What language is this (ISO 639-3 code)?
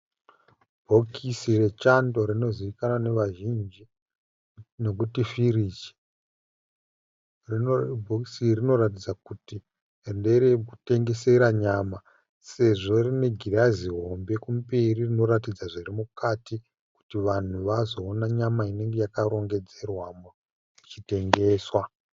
sna